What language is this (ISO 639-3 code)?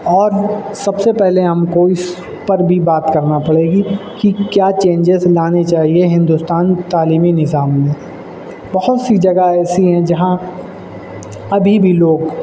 urd